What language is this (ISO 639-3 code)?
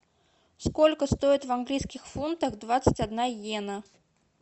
rus